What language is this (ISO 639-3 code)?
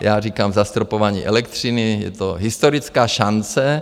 ces